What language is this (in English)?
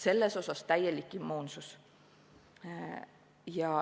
Estonian